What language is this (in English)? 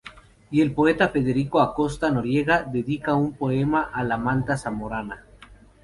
Spanish